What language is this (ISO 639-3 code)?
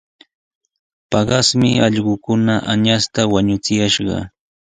qws